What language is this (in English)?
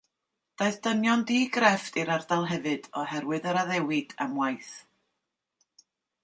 Welsh